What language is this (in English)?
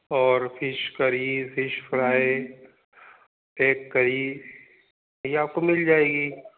Hindi